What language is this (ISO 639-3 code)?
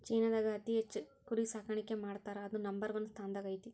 kan